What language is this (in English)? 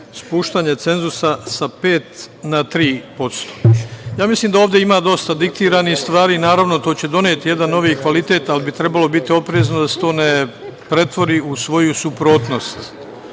Serbian